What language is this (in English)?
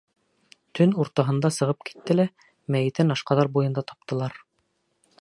Bashkir